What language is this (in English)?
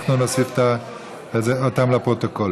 Hebrew